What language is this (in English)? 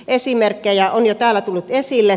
Finnish